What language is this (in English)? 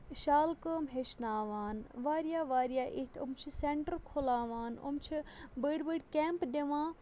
Kashmiri